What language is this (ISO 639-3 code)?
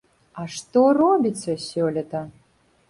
bel